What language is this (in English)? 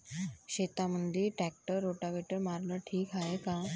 Marathi